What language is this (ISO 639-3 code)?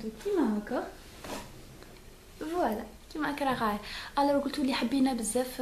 ara